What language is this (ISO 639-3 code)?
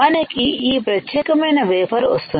tel